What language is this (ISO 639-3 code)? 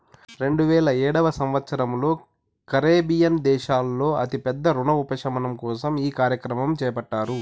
tel